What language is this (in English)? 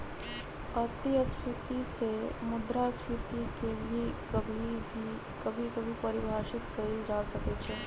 Magahi